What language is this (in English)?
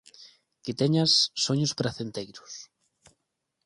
Galician